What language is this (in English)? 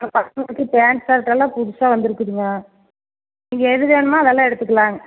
Tamil